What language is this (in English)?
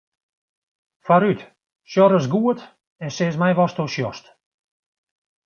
Western Frisian